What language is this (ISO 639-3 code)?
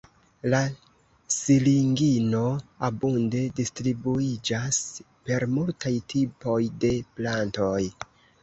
epo